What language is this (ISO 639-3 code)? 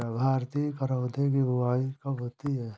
hin